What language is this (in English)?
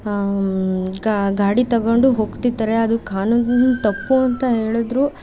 Kannada